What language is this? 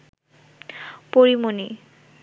Bangla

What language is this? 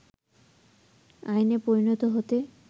Bangla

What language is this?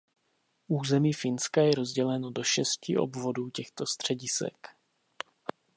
Czech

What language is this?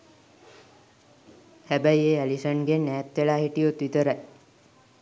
Sinhala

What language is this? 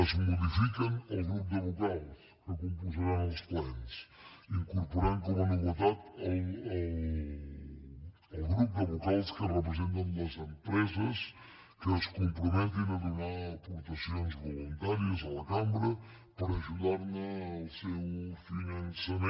Catalan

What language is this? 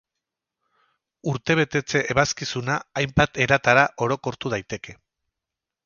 Basque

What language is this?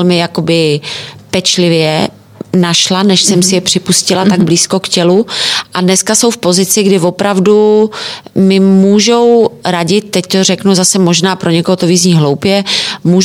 Czech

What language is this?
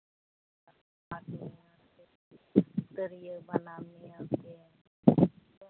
Santali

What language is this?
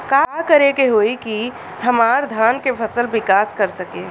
Bhojpuri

